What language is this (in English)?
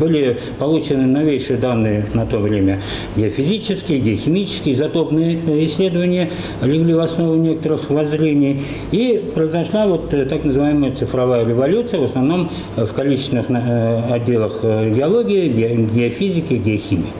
Russian